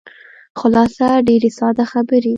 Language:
Pashto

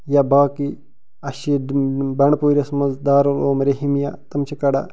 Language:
Kashmiri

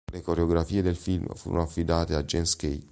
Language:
Italian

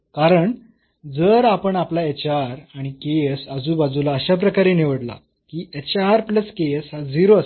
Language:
Marathi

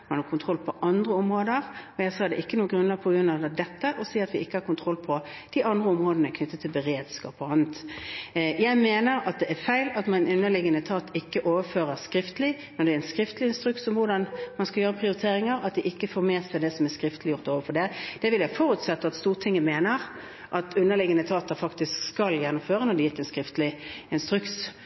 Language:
Norwegian Bokmål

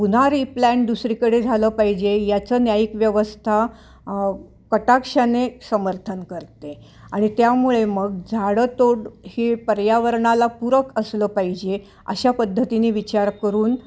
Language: Marathi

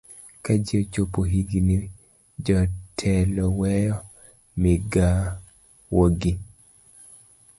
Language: Luo (Kenya and Tanzania)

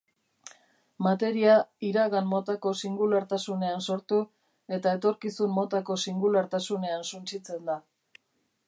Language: Basque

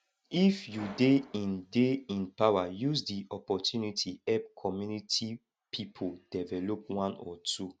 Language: Nigerian Pidgin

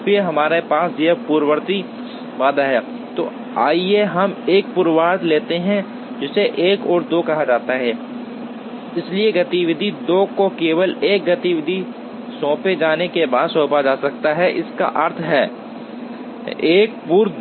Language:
Hindi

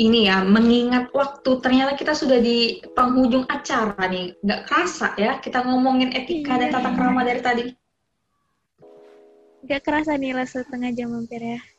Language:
Indonesian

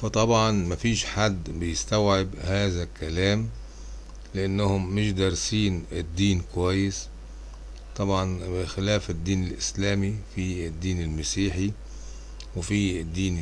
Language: Arabic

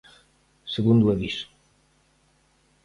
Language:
Galician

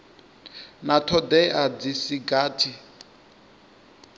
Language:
Venda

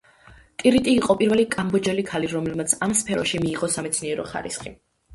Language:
Georgian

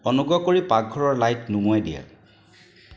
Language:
Assamese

